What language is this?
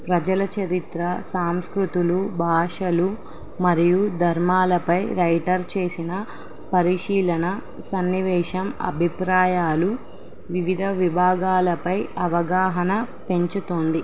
Telugu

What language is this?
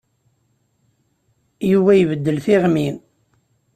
Kabyle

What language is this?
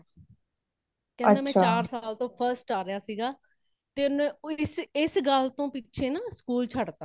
Punjabi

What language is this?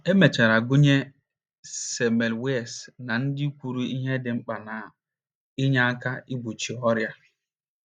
Igbo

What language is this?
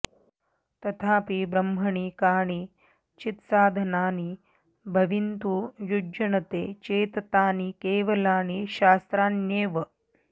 Sanskrit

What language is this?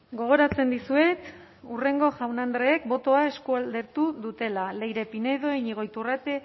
Basque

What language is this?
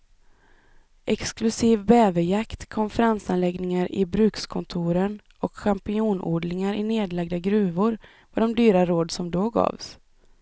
Swedish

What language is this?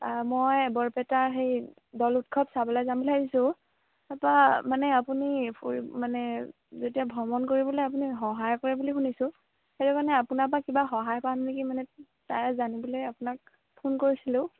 Assamese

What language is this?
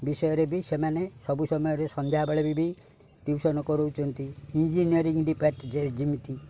Odia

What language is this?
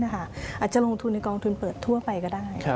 Thai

